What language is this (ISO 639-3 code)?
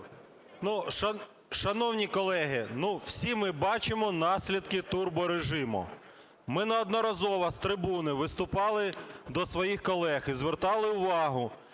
ukr